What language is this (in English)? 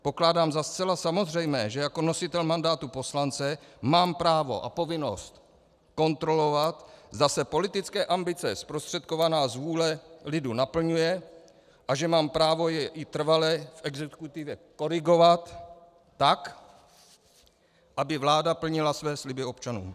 Czech